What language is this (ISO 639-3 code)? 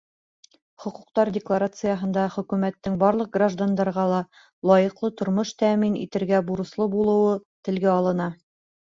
bak